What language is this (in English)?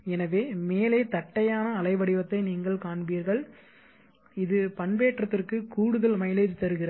Tamil